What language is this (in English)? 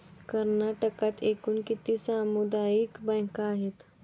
Marathi